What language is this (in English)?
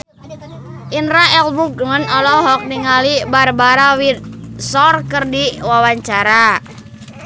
Sundanese